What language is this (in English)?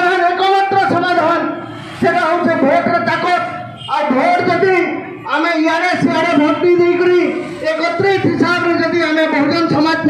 Hindi